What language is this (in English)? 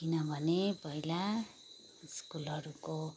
Nepali